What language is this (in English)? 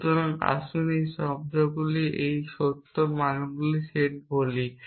Bangla